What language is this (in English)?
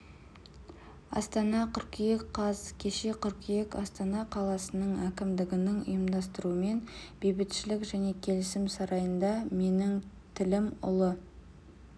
Kazakh